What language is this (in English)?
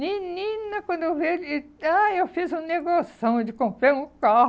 Portuguese